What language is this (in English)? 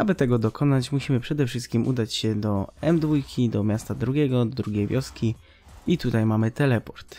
Polish